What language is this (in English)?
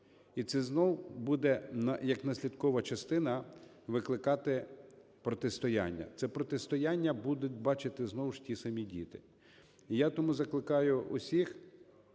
Ukrainian